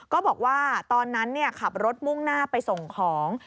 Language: Thai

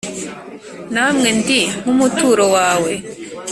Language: Kinyarwanda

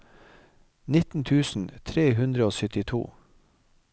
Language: Norwegian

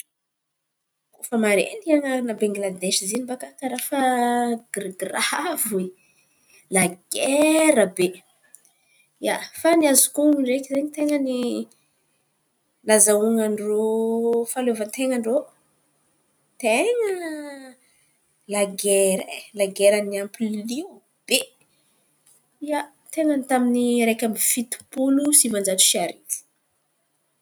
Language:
Antankarana Malagasy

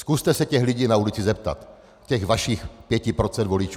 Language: Czech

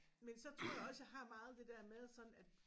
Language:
Danish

